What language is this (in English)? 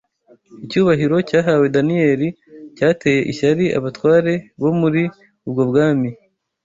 Kinyarwanda